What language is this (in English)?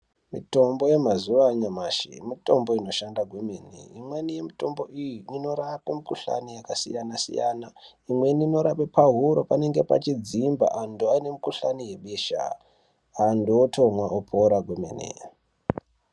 Ndau